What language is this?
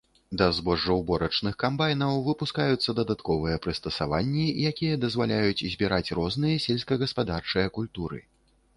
Belarusian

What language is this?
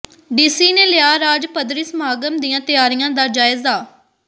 Punjabi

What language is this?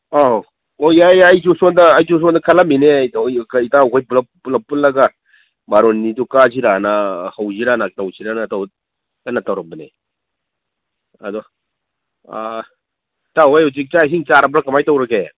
Manipuri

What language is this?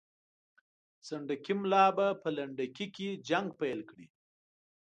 Pashto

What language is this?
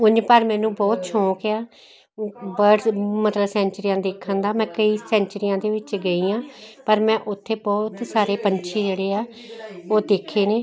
Punjabi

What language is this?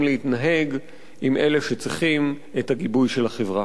Hebrew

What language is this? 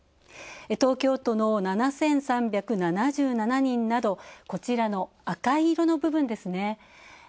Japanese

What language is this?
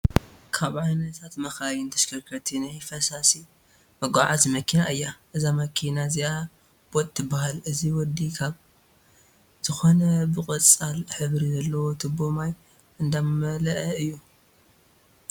Tigrinya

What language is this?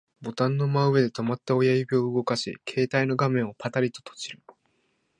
Japanese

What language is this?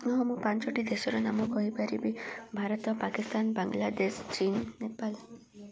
Odia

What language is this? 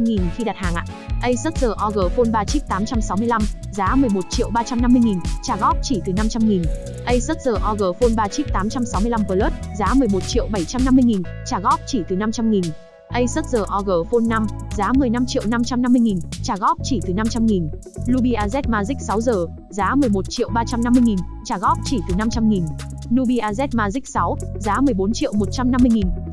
Vietnamese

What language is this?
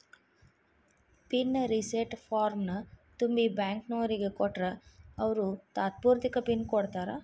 Kannada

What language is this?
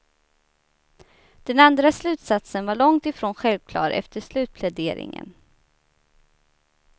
Swedish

